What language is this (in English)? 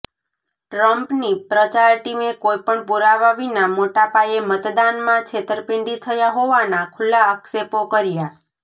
Gujarati